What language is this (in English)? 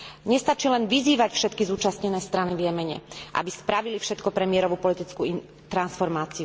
Slovak